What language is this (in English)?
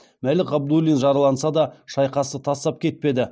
Kazakh